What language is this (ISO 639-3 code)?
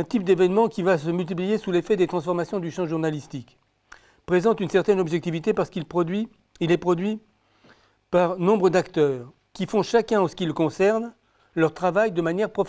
fra